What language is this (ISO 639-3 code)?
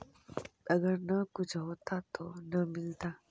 mag